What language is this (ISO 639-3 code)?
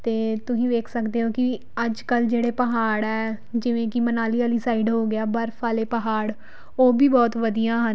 pan